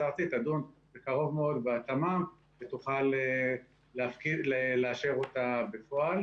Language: Hebrew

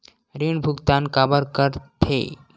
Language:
Chhattisgarhi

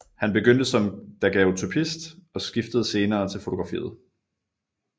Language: Danish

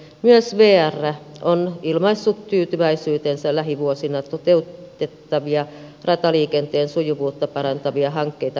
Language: Finnish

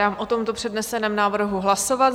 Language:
Czech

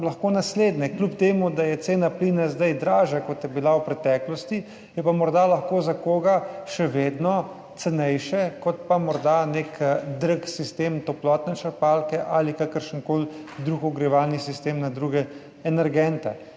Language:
Slovenian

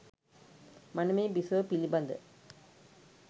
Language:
Sinhala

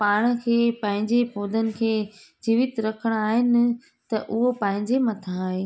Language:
Sindhi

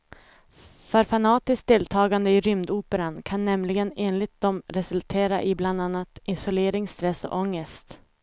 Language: Swedish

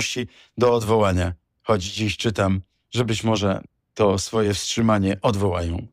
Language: Polish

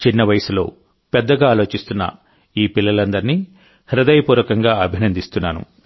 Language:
Telugu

